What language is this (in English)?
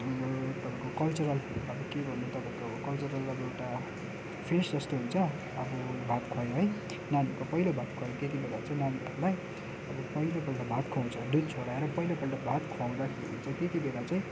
Nepali